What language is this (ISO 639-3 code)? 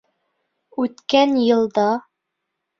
bak